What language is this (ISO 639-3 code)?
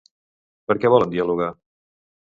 cat